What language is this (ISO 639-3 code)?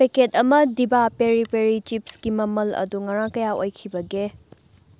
mni